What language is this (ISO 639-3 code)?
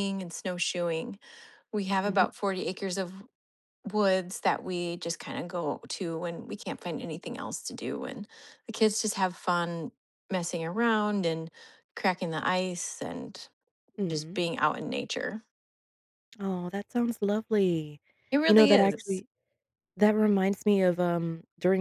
eng